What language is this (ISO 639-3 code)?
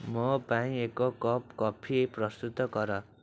ori